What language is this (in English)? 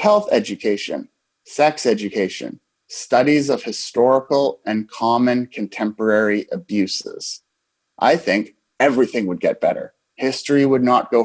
English